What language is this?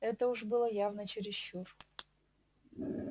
Russian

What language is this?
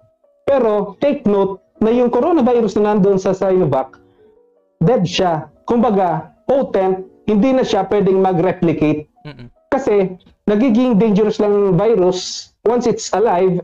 Filipino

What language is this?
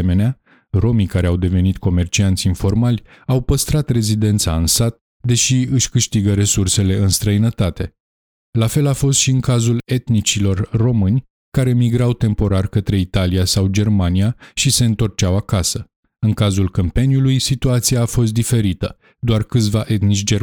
Romanian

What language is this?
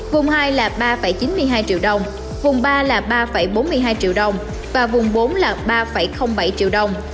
Vietnamese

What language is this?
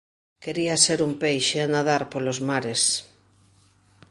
Galician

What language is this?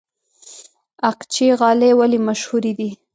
Pashto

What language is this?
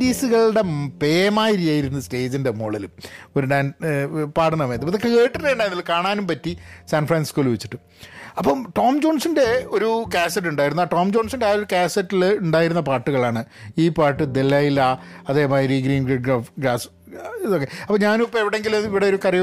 Malayalam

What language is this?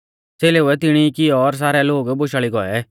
Mahasu Pahari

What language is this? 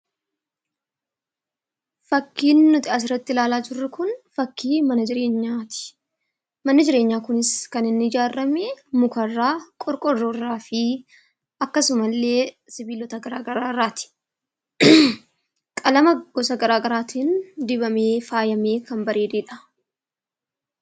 Oromo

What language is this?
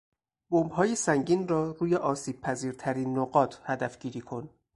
Persian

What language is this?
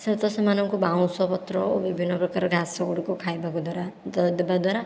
Odia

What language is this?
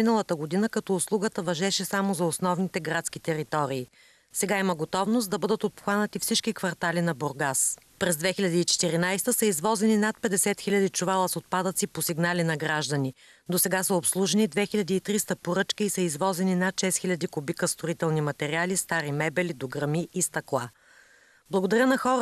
Bulgarian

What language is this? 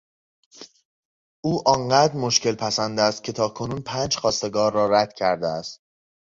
Persian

